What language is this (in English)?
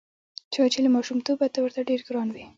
Pashto